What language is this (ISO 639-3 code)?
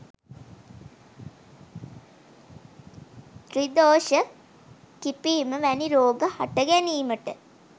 sin